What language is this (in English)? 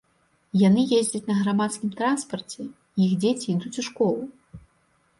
Belarusian